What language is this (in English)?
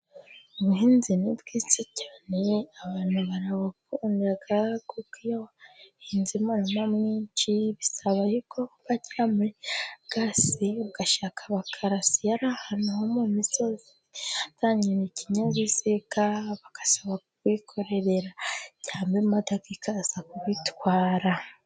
Kinyarwanda